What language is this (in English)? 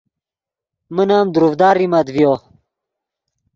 Yidgha